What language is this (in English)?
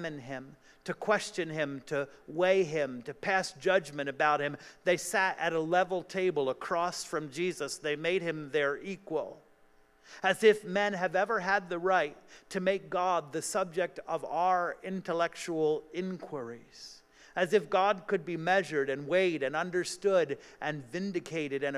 English